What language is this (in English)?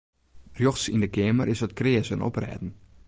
Western Frisian